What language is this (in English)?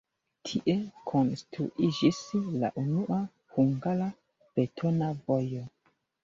Esperanto